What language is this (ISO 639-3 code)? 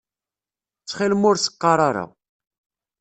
kab